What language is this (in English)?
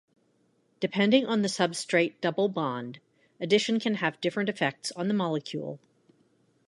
English